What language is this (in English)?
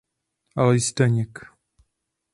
Czech